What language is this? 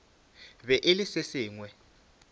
Northern Sotho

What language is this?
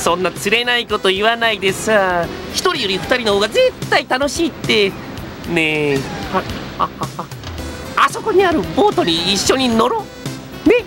Japanese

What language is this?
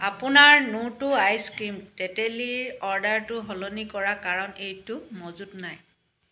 Assamese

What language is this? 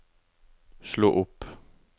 Norwegian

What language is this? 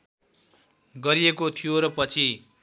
Nepali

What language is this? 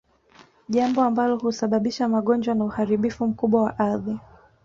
Swahili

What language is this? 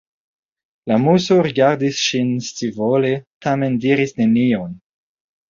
Esperanto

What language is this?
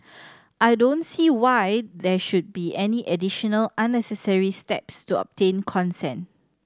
English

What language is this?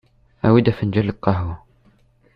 Kabyle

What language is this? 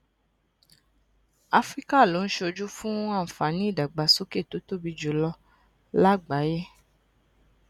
Yoruba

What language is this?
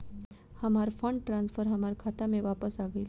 Bhojpuri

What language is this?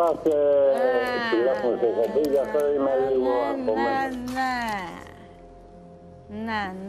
Greek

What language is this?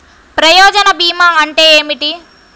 Telugu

